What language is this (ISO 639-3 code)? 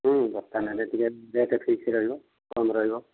ori